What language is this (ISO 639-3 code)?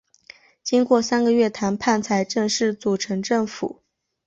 zho